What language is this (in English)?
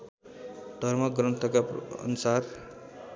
Nepali